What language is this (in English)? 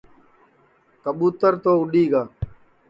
Sansi